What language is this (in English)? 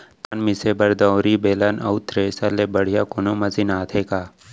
Chhattisgarhi